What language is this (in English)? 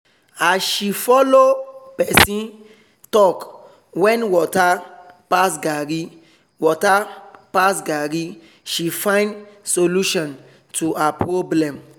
Nigerian Pidgin